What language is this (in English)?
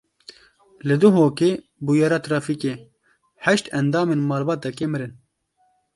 Kurdish